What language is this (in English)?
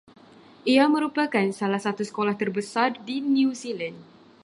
Malay